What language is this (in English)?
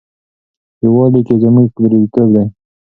Pashto